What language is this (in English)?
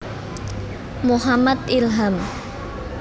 Javanese